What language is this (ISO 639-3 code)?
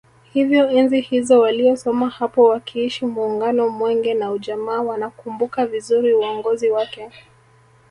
swa